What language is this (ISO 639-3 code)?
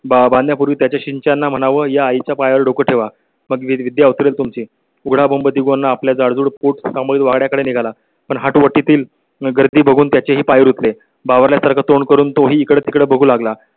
mar